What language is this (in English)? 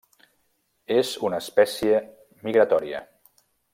Catalan